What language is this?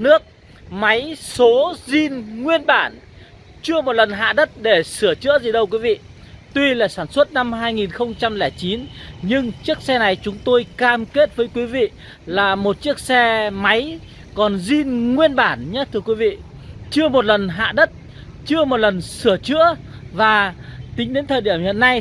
Vietnamese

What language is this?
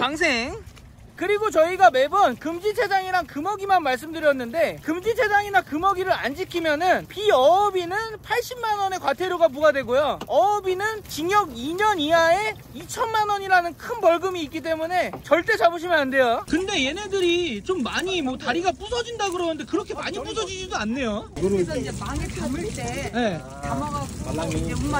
Korean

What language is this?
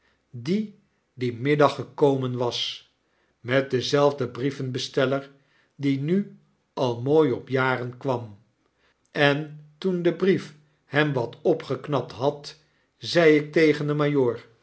Dutch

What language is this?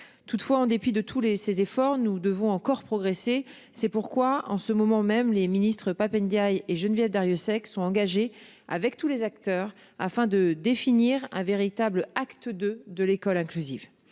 French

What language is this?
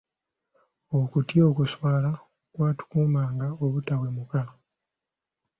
Ganda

